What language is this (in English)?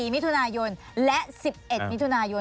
Thai